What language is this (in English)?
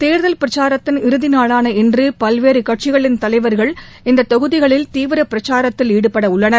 Tamil